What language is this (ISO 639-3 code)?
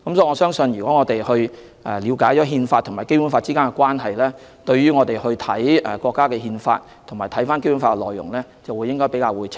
yue